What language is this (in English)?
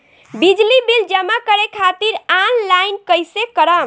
Bhojpuri